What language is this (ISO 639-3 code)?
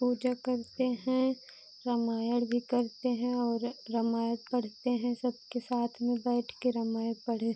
hin